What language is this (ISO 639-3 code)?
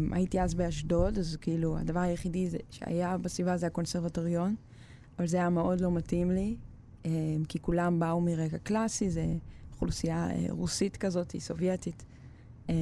heb